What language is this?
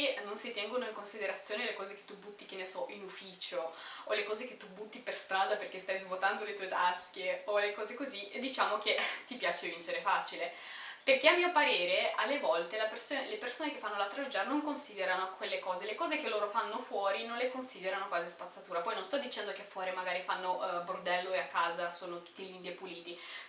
Italian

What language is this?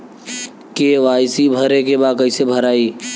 Bhojpuri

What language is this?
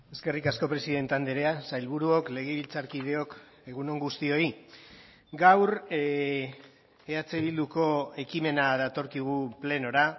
Basque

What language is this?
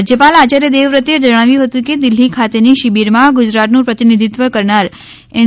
Gujarati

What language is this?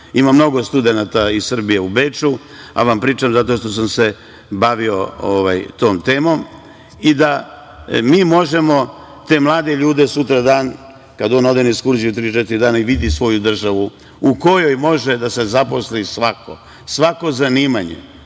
Serbian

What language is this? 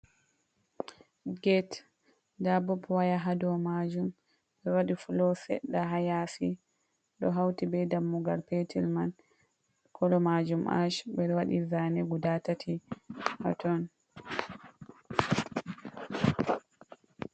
Fula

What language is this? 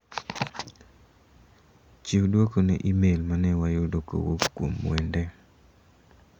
Luo (Kenya and Tanzania)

